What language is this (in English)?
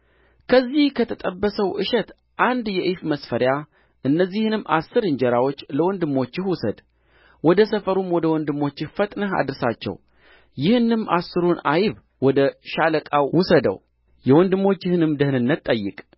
Amharic